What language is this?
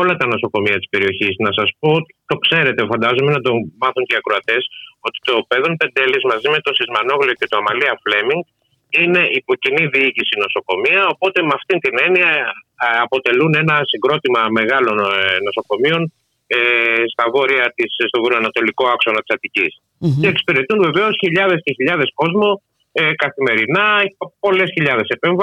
Greek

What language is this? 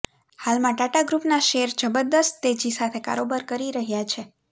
Gujarati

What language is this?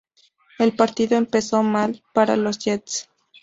Spanish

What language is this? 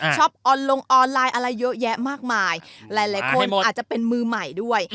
Thai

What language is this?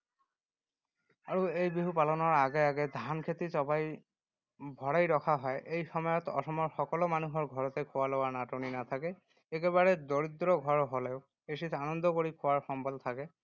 Assamese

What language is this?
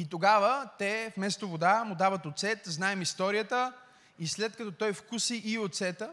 Bulgarian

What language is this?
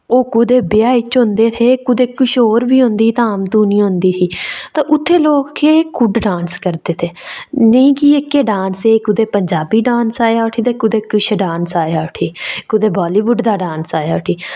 Dogri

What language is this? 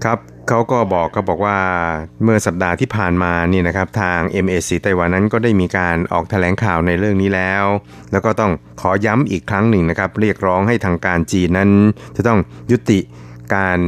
Thai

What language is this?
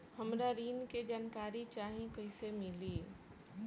Bhojpuri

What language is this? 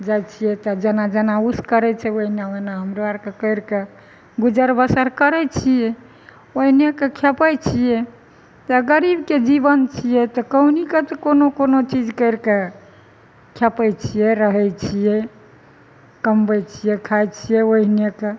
Maithili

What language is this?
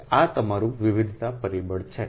Gujarati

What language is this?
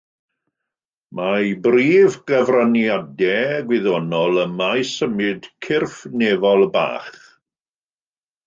Welsh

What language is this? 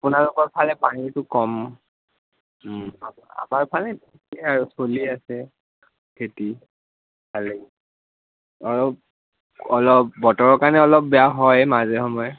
Assamese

